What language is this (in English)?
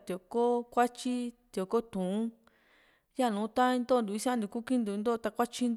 Juxtlahuaca Mixtec